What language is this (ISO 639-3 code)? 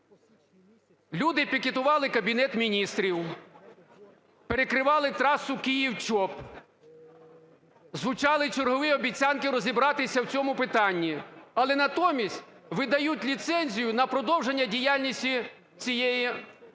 ukr